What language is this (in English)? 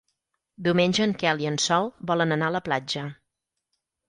Catalan